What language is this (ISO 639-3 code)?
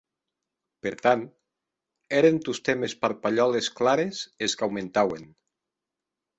oci